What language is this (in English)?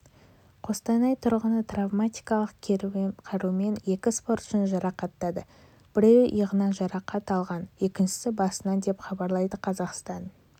Kazakh